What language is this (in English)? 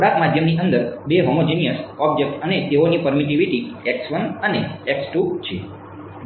Gujarati